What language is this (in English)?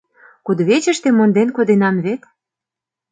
Mari